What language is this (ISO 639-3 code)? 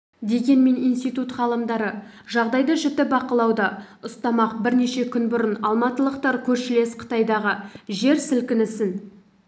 kaz